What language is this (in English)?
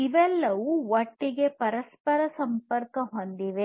Kannada